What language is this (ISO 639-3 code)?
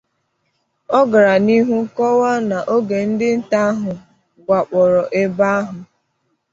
ibo